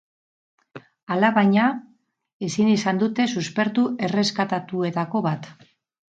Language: Basque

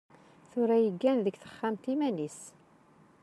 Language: Kabyle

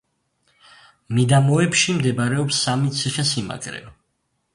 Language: Georgian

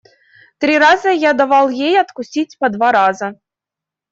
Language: Russian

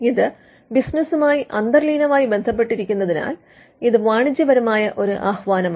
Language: Malayalam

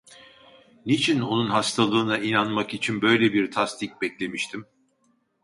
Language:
Turkish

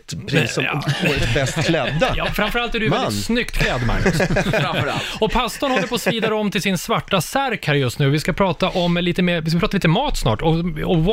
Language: Swedish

